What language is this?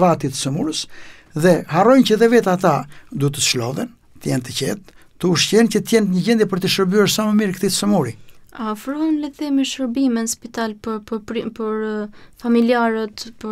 Romanian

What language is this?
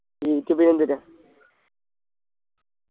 Malayalam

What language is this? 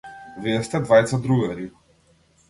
Macedonian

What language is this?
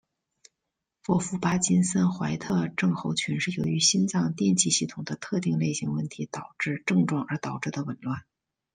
Chinese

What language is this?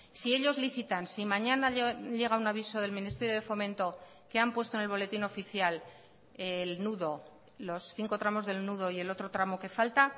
Spanish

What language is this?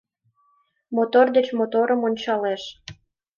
Mari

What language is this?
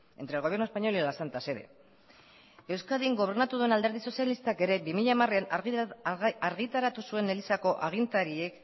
Basque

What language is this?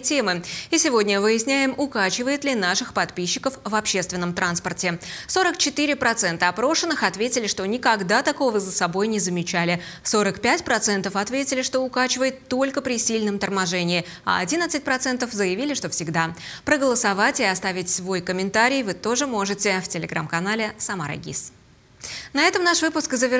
Russian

